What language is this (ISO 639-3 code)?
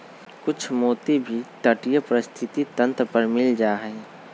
mag